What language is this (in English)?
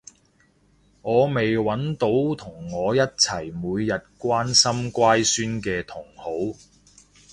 Cantonese